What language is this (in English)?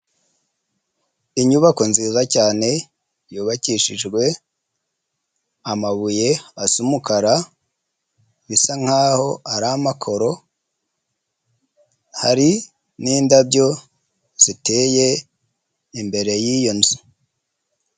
Kinyarwanda